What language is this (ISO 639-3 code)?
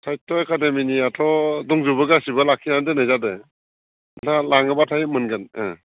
brx